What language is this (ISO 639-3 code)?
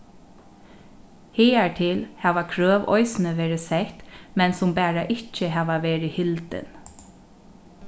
fao